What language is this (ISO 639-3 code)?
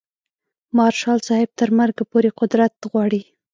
pus